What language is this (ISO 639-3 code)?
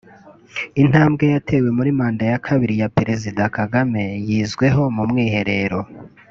kin